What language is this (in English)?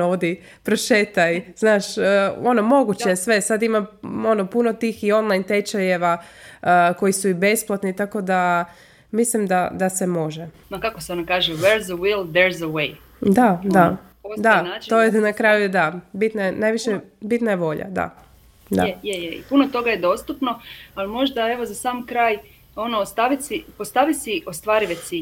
Croatian